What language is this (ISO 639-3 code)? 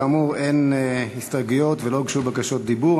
heb